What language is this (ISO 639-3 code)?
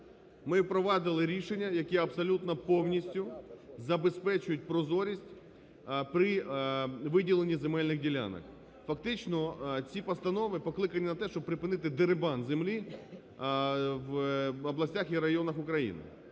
ukr